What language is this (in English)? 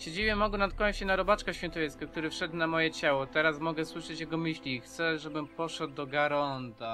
Polish